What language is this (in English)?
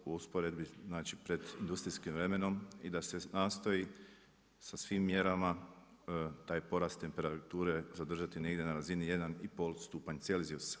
Croatian